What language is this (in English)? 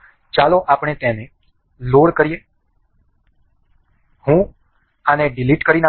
Gujarati